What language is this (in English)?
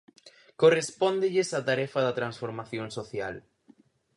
Galician